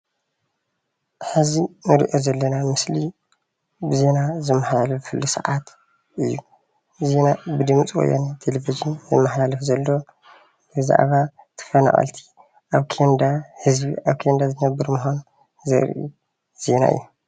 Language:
Tigrinya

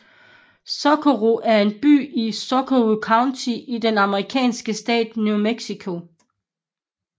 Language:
Danish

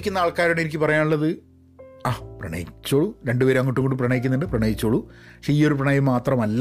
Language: Malayalam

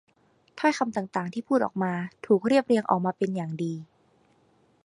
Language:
Thai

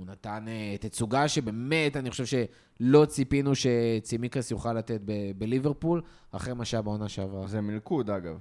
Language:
Hebrew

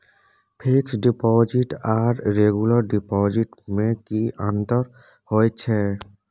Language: Maithili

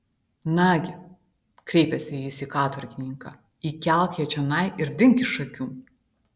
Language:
Lithuanian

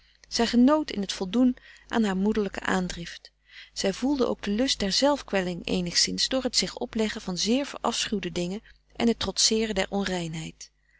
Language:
Dutch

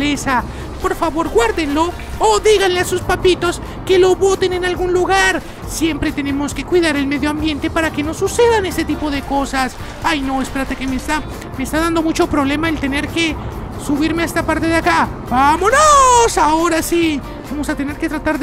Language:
Spanish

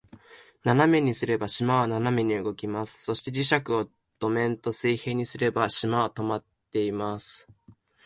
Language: Japanese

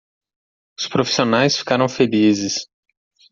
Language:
Portuguese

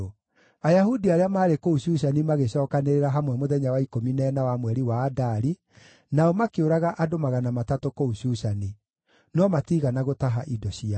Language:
Kikuyu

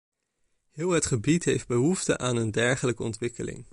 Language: Dutch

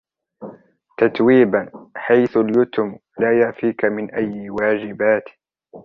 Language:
Arabic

